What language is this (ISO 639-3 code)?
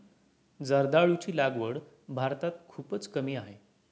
mar